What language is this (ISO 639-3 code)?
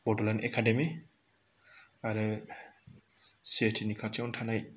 brx